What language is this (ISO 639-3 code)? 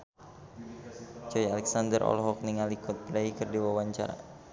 sun